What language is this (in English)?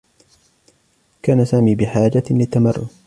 Arabic